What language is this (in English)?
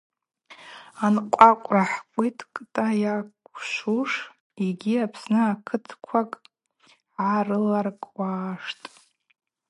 Abaza